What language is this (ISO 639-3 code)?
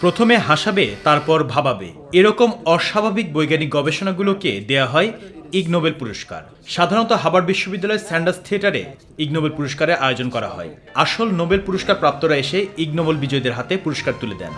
ben